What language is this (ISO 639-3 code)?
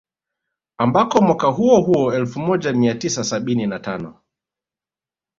swa